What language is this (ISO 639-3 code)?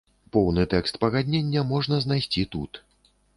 bel